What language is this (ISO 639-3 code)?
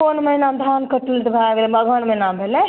mai